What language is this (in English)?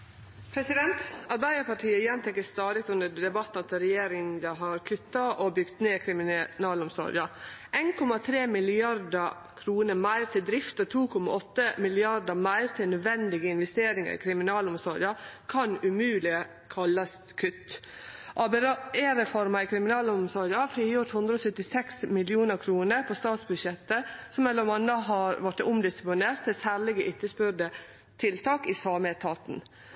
Norwegian Nynorsk